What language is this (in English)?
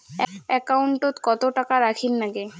Bangla